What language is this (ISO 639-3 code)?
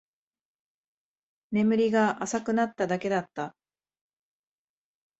jpn